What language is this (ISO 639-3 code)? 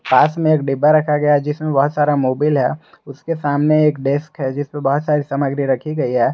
hin